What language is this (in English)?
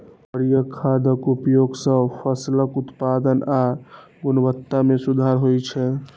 Maithili